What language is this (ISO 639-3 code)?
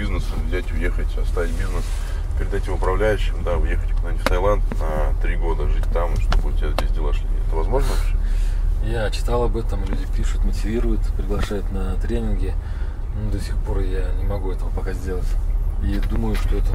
rus